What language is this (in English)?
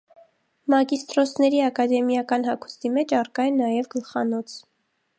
Armenian